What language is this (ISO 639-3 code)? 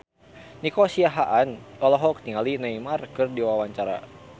sun